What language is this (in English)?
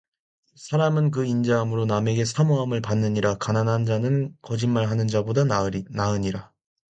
Korean